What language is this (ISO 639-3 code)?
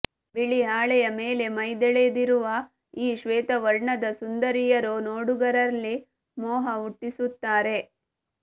kan